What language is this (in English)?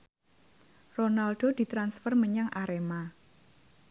Javanese